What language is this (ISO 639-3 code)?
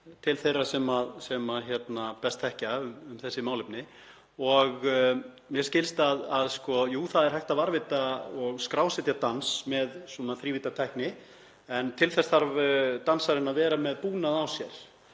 isl